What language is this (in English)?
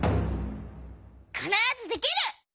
Japanese